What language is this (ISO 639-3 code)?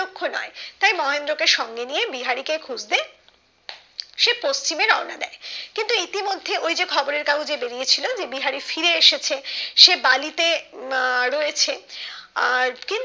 ben